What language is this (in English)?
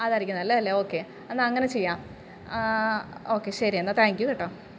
Malayalam